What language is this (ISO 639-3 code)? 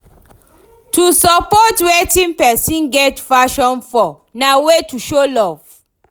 pcm